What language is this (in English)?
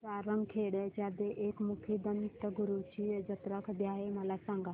Marathi